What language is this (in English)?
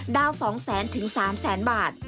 Thai